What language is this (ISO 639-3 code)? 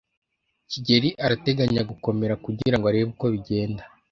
kin